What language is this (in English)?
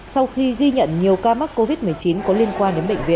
Vietnamese